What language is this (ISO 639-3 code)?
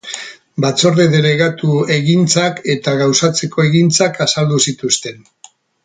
eus